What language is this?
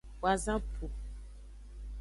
Aja (Benin)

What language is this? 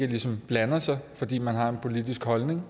Danish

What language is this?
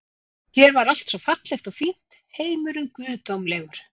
Icelandic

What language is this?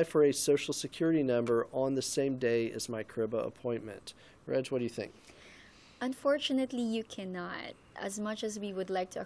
English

